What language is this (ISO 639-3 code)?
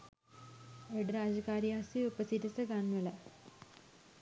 sin